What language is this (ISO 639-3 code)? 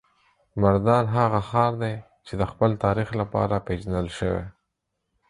pus